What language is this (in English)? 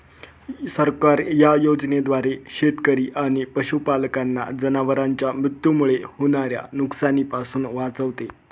Marathi